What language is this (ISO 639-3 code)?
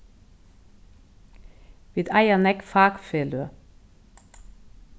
fao